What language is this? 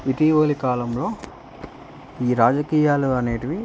Telugu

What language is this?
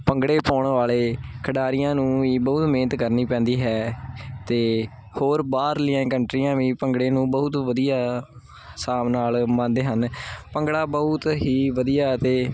Punjabi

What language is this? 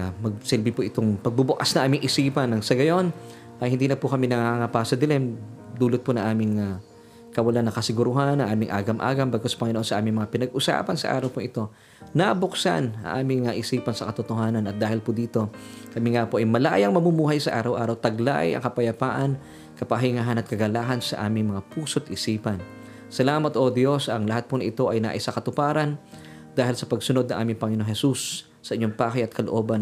Filipino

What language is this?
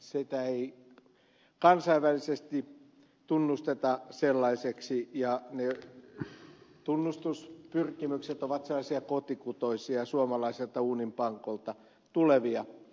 Finnish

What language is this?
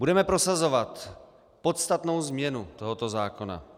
Czech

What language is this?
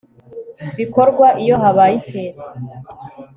Kinyarwanda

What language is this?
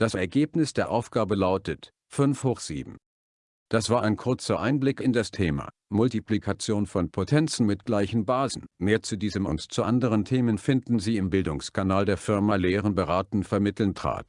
German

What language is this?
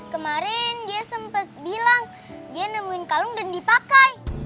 Indonesian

